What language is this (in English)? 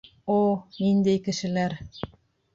Bashkir